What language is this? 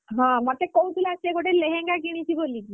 Odia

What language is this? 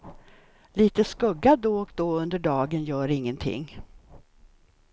Swedish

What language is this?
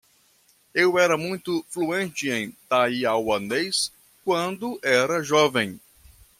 Portuguese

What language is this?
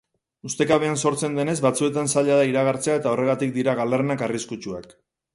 Basque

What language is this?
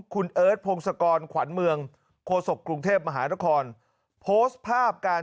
Thai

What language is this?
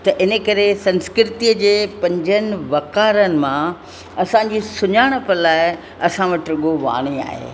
Sindhi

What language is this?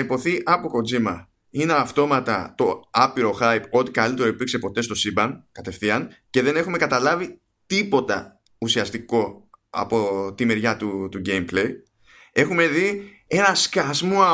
Greek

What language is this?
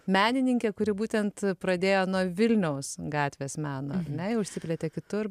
Lithuanian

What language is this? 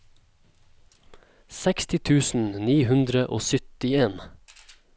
Norwegian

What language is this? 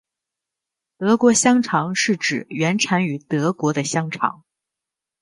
Chinese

